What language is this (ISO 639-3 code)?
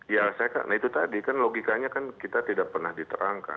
ind